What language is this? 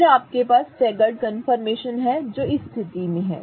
Hindi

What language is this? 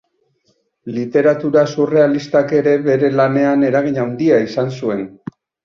Basque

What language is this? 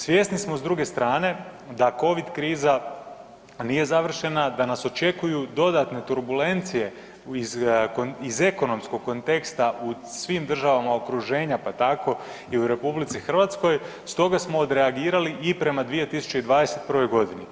Croatian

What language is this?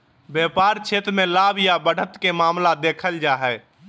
Magahi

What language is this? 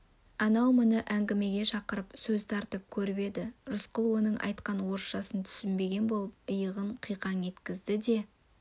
Kazakh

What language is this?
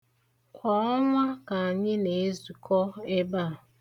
Igbo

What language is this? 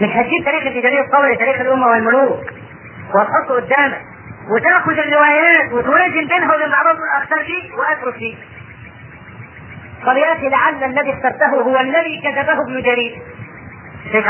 Arabic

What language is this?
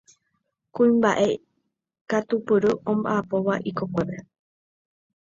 Guarani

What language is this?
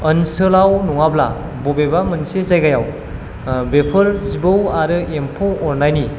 Bodo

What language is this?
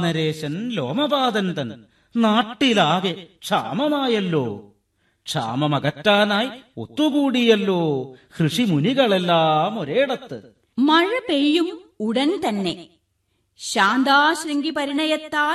Malayalam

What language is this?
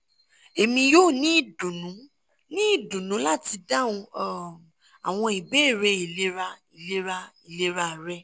Yoruba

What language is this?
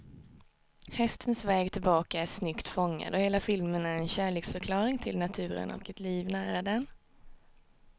Swedish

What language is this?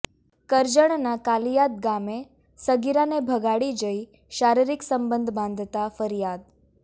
Gujarati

